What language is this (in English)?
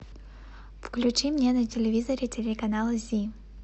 Russian